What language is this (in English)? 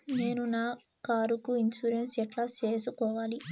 Telugu